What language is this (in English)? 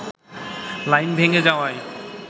Bangla